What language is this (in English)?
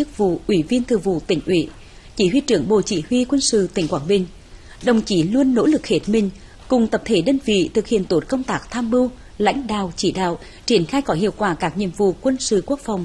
Vietnamese